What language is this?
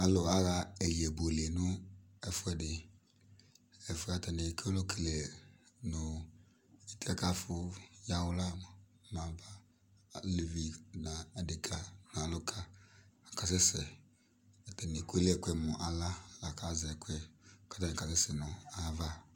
Ikposo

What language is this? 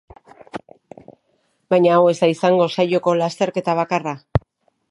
Basque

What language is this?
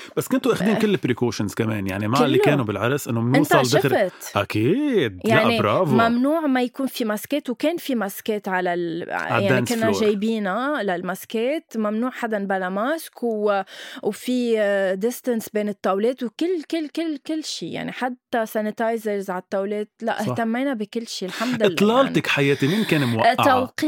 Arabic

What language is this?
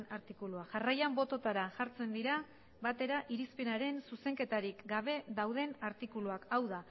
Basque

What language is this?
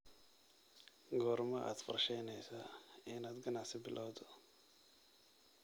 Somali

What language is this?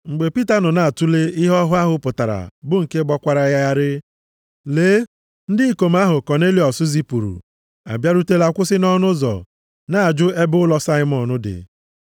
Igbo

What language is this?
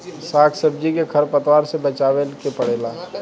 Bhojpuri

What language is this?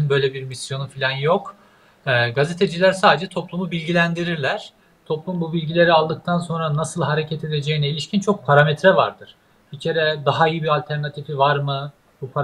Turkish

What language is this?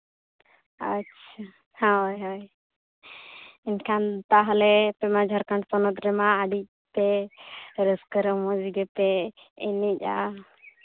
Santali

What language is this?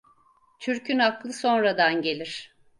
Turkish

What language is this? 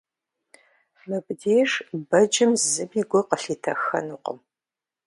Kabardian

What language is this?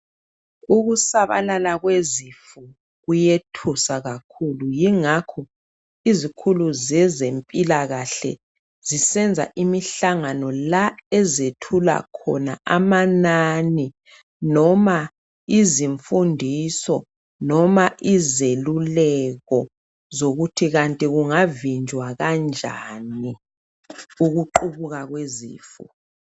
North Ndebele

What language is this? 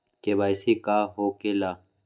Magahi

